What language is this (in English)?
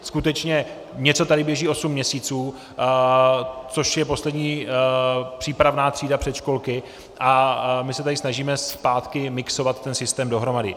Czech